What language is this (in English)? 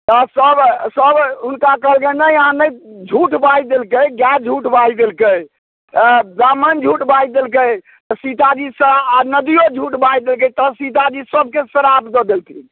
Maithili